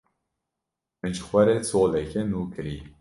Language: Kurdish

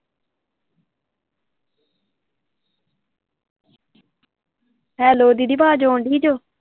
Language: Punjabi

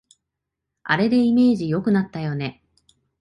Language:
Japanese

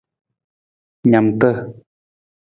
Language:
Nawdm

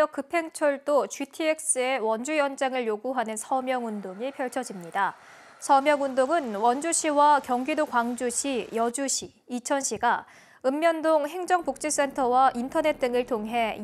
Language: Korean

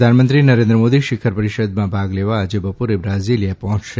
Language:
Gujarati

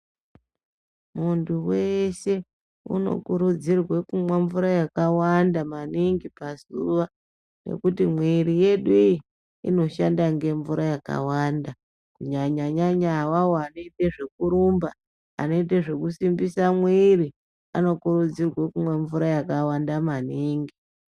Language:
Ndau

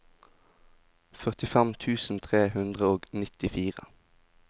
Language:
Norwegian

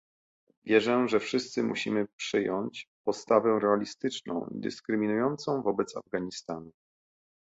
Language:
Polish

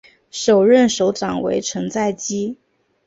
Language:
Chinese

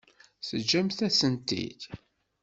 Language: Kabyle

